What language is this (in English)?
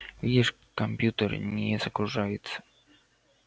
Russian